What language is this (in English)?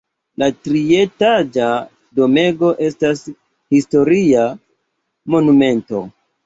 Esperanto